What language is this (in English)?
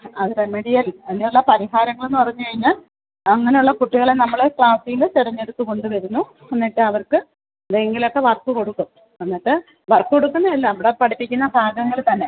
Malayalam